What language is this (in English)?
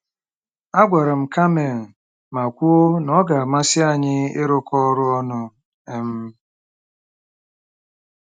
Igbo